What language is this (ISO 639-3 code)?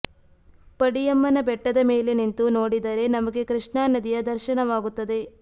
kan